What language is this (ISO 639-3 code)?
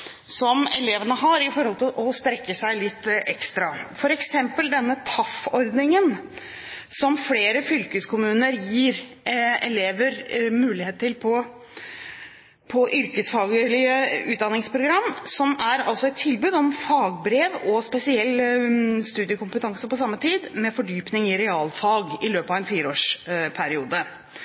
nob